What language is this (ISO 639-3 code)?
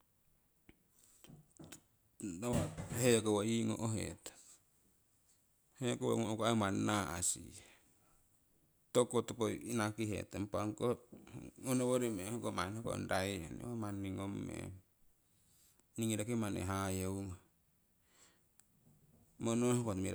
siw